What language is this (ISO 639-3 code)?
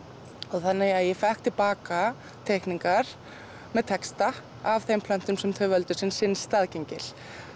isl